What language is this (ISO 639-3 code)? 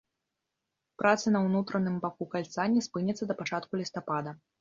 bel